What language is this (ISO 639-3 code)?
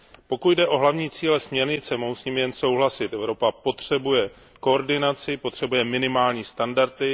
ces